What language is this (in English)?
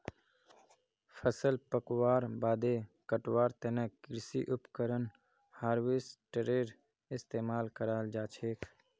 Magahi